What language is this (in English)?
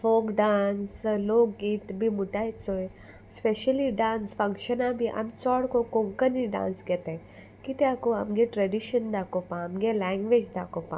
Konkani